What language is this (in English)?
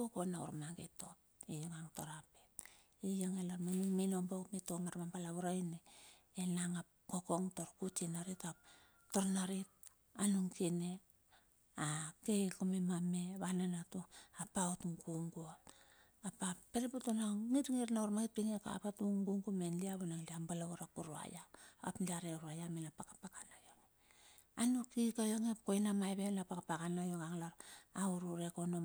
Bilur